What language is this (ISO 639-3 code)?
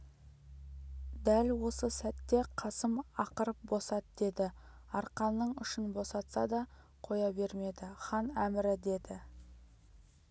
kaz